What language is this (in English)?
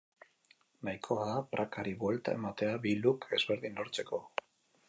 Basque